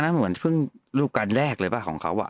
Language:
Thai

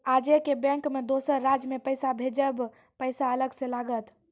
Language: Maithili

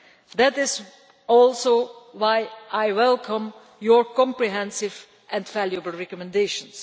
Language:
English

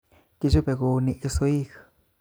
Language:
Kalenjin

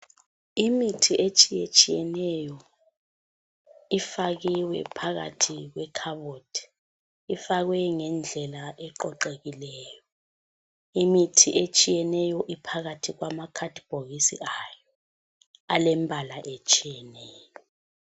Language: North Ndebele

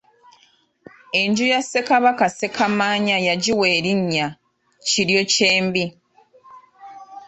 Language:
Ganda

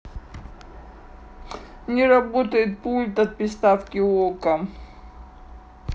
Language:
Russian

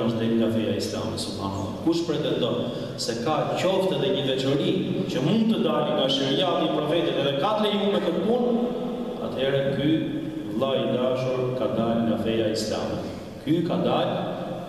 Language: Ukrainian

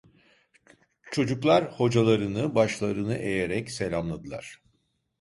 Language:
Turkish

